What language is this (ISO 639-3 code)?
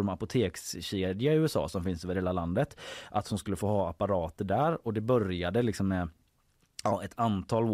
swe